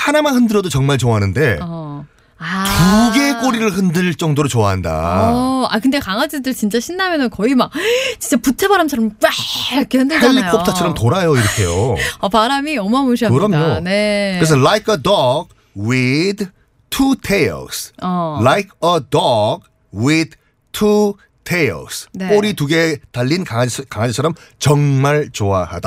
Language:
Korean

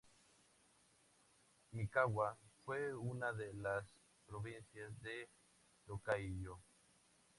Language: Spanish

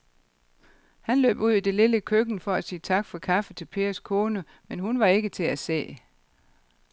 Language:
Danish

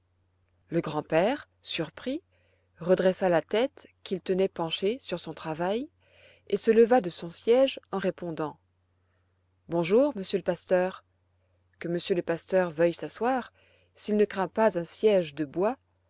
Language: French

